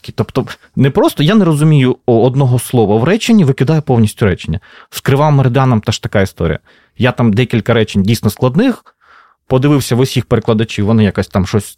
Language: Ukrainian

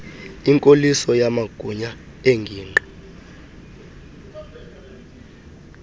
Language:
Xhosa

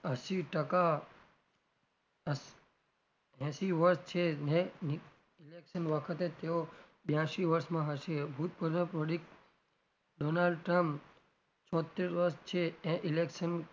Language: Gujarati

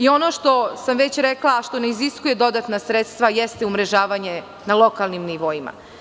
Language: Serbian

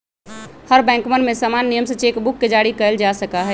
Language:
Magahi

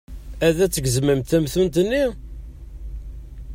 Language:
Kabyle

